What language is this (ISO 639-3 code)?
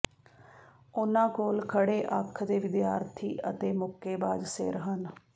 pan